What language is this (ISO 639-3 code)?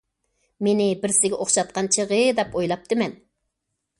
uig